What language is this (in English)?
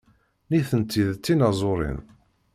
Kabyle